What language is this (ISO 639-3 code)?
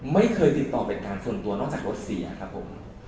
tha